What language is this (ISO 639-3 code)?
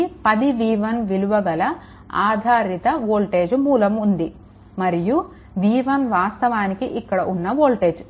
tel